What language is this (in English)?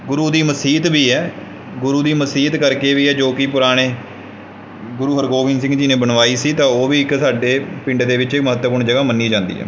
Punjabi